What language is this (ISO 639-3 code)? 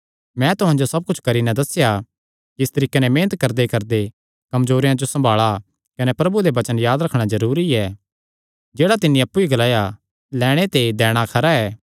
xnr